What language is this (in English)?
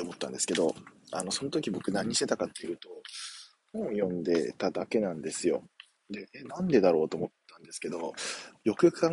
Japanese